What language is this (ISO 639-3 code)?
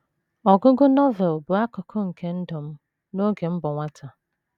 ibo